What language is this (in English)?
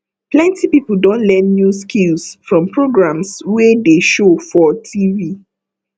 Nigerian Pidgin